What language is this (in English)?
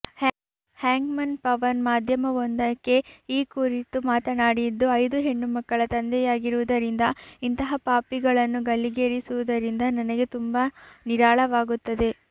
Kannada